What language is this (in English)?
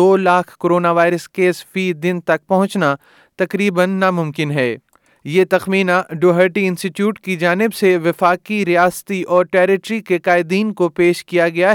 Urdu